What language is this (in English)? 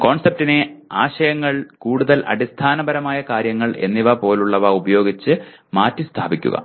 Malayalam